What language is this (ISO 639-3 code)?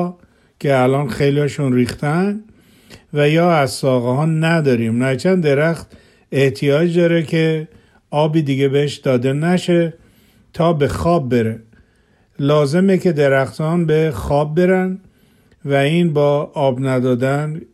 fas